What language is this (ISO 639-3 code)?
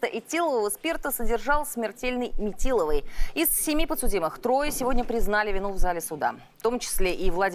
rus